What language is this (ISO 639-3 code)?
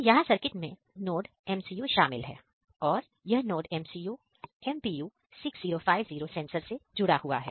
hin